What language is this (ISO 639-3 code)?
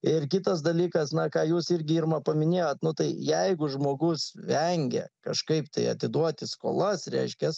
lit